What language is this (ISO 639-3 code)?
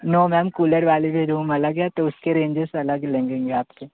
hin